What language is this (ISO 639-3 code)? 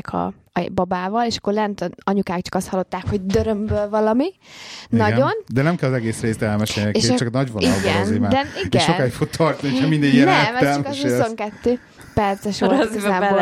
hun